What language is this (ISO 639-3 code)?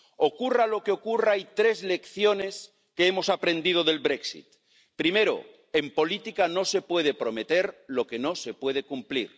spa